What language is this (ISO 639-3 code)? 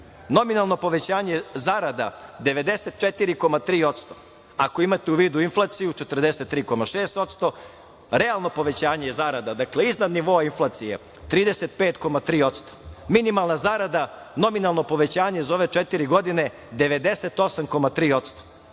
srp